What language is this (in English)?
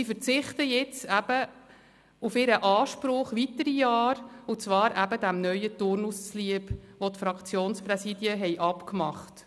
Swiss German